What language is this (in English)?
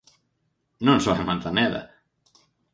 Galician